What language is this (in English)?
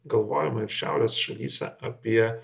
Lithuanian